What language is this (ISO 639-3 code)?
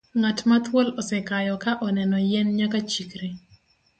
luo